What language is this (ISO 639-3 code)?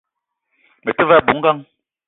eto